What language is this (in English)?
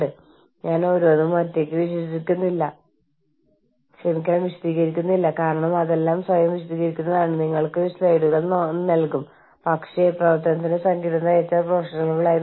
Malayalam